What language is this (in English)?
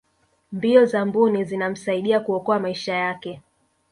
Swahili